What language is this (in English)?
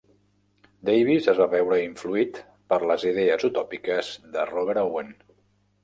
Catalan